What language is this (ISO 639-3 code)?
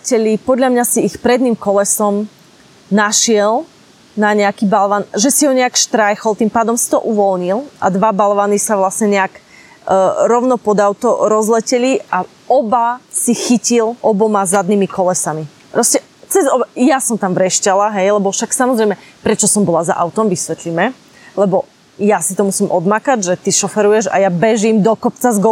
slk